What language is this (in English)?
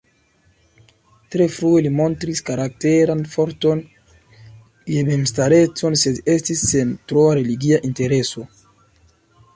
Esperanto